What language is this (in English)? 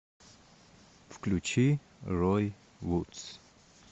Russian